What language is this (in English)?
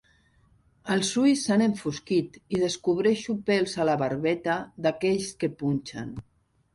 Catalan